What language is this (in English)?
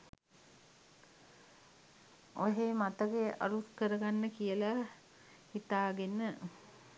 Sinhala